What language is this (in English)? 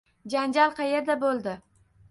Uzbek